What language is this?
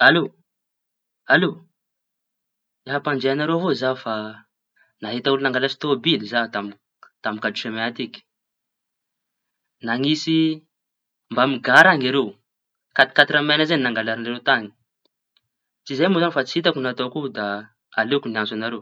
Tanosy Malagasy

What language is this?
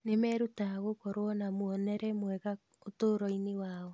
Kikuyu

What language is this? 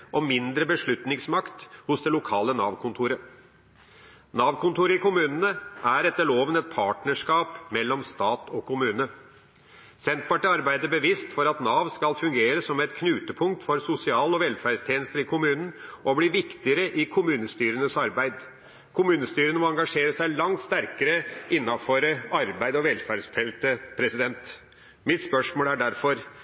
Norwegian Bokmål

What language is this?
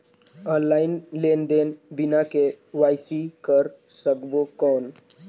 Chhattisgarhi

